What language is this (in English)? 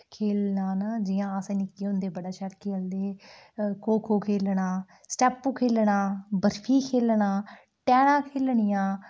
Dogri